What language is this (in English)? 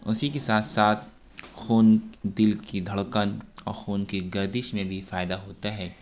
Urdu